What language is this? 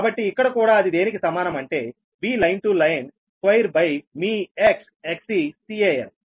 Telugu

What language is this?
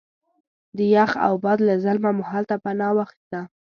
Pashto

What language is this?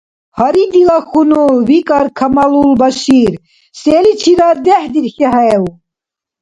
Dargwa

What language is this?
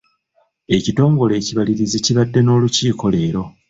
Ganda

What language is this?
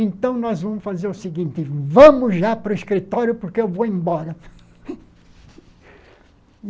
Portuguese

